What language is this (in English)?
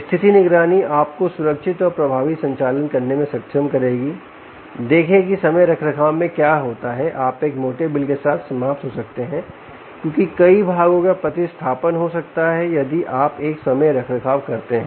Hindi